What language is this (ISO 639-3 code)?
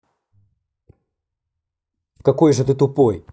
rus